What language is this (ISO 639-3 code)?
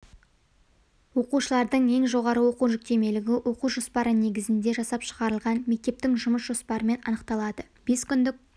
kaz